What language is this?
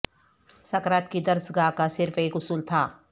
Urdu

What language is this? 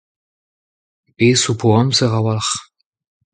Breton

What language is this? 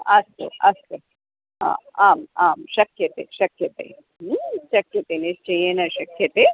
Sanskrit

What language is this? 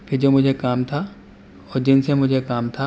Urdu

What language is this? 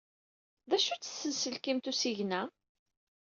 Kabyle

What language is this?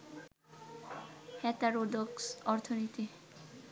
Bangla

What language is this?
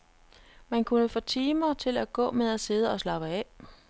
Danish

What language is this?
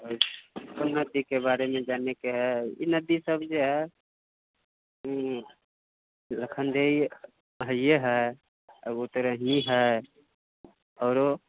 Maithili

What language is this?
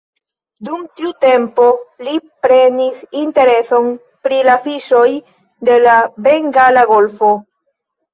Esperanto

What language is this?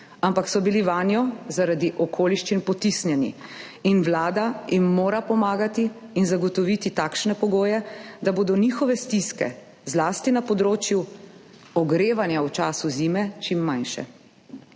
Slovenian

